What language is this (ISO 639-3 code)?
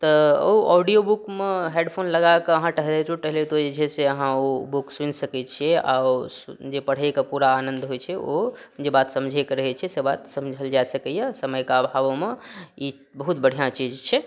mai